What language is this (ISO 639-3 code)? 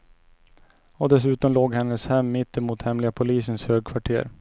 swe